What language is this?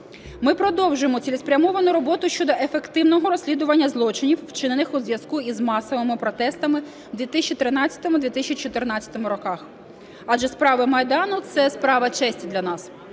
Ukrainian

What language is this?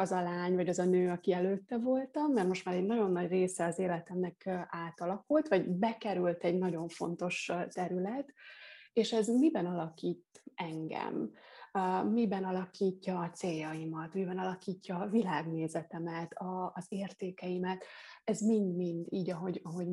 Hungarian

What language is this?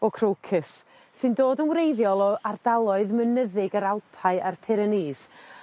Welsh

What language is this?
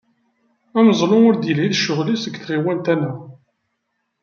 Kabyle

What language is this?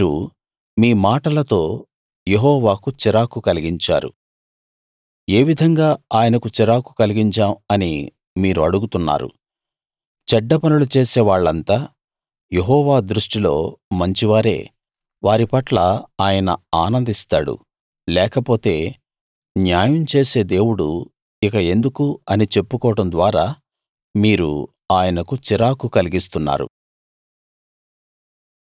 Telugu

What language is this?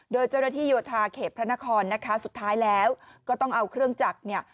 Thai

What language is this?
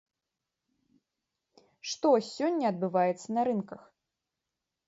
Belarusian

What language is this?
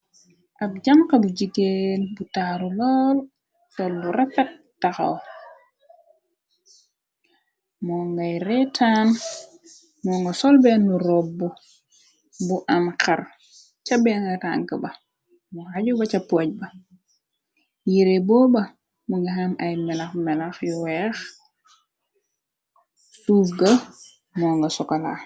Wolof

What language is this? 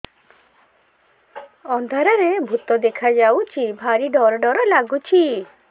Odia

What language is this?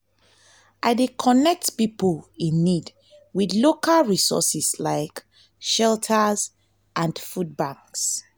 Nigerian Pidgin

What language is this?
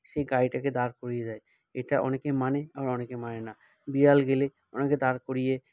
Bangla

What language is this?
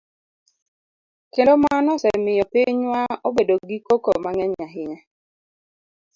Luo (Kenya and Tanzania)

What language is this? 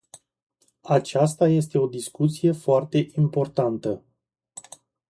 Romanian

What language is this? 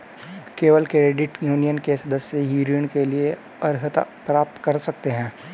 Hindi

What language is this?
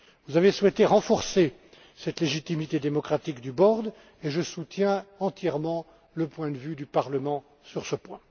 French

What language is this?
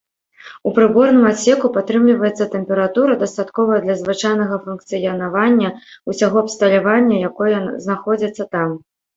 Belarusian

